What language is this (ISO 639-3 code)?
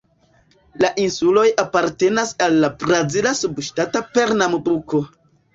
epo